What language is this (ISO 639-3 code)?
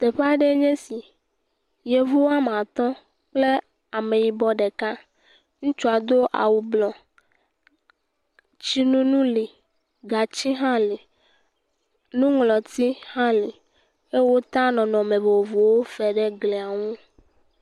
ewe